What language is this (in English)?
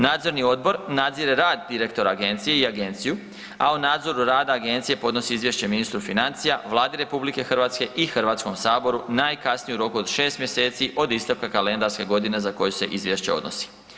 Croatian